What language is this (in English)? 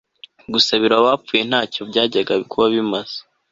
Kinyarwanda